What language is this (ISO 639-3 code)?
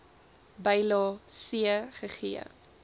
afr